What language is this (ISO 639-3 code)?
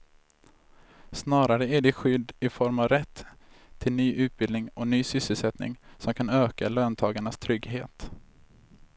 swe